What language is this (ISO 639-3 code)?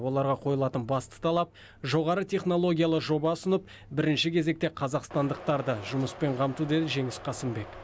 kaz